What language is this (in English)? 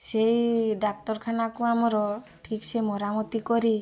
Odia